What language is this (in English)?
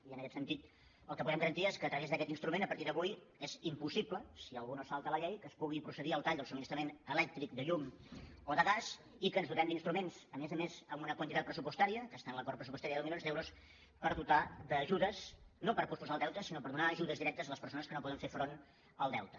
Catalan